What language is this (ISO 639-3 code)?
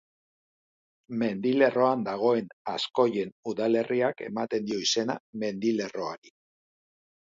eus